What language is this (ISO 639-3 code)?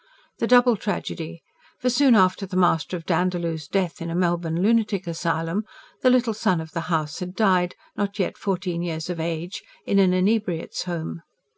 eng